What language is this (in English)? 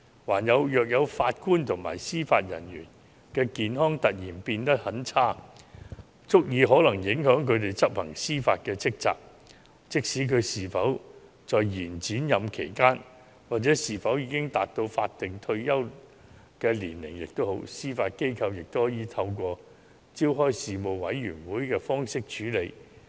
Cantonese